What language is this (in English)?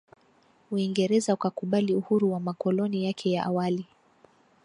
Swahili